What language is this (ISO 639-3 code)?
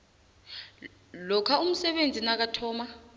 nbl